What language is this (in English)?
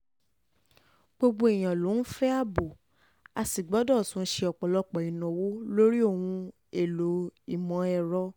Yoruba